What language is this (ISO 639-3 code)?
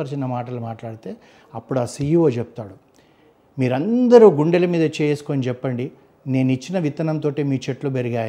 tel